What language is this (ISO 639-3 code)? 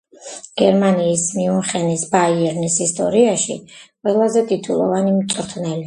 kat